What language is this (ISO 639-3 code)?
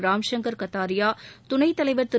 tam